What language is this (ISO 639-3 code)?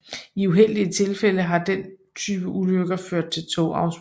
dan